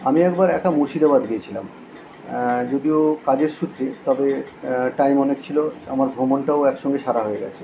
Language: Bangla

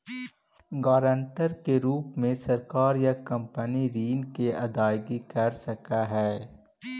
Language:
Magahi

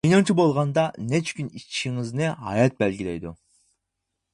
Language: Uyghur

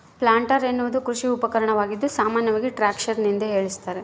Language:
Kannada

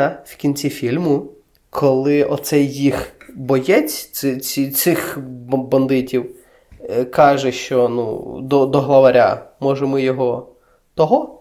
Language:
Ukrainian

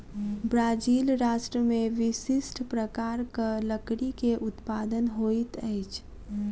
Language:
Maithili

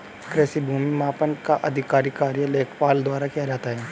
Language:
Hindi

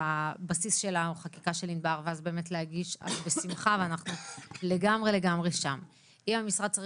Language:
Hebrew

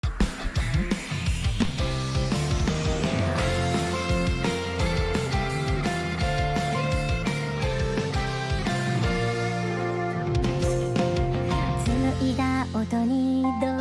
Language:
Japanese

